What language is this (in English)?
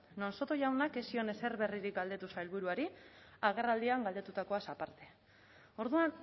Basque